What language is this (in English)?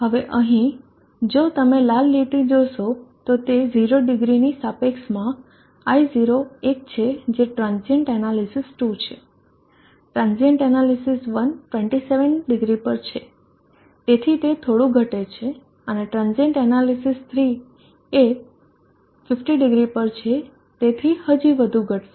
Gujarati